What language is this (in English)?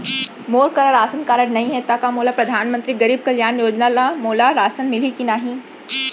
Chhattisgarhi